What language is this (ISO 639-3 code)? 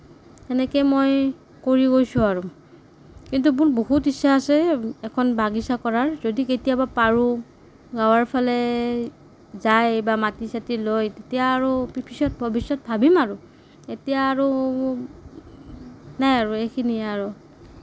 asm